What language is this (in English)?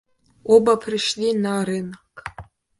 Russian